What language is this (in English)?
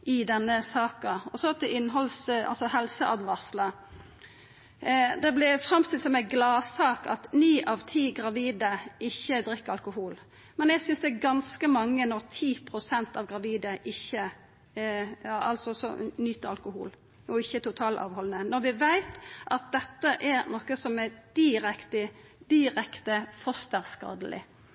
Norwegian Nynorsk